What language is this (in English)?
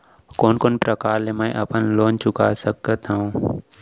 Chhattisgarhi